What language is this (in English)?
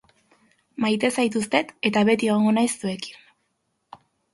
Basque